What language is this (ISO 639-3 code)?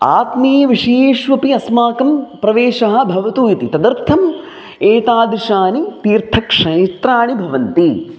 san